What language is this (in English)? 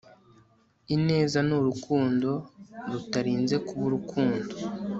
Kinyarwanda